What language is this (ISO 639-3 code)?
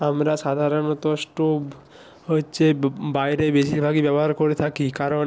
ben